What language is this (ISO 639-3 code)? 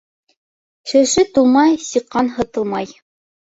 bak